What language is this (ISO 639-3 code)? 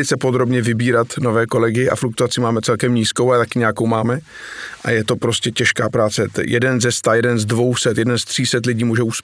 ces